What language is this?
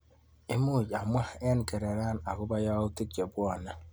Kalenjin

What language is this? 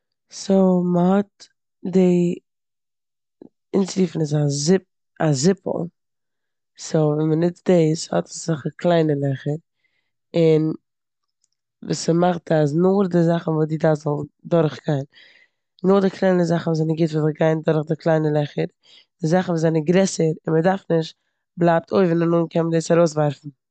Yiddish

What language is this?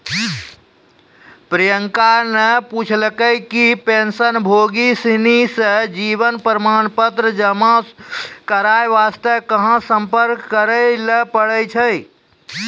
Maithili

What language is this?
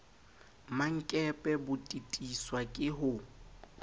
Southern Sotho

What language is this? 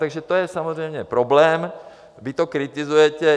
Czech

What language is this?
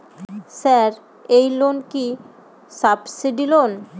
Bangla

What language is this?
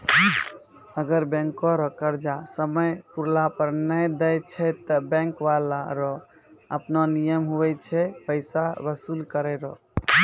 Maithili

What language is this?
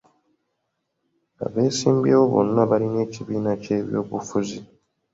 Ganda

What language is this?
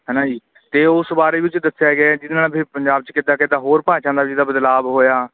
Punjabi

